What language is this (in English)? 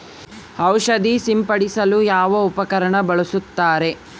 Kannada